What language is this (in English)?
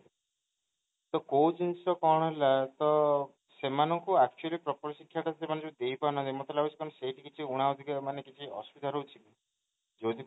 Odia